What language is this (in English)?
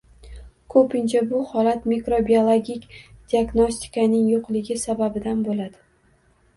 Uzbek